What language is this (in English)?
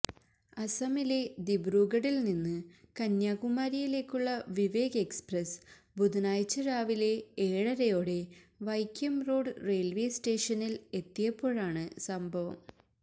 Malayalam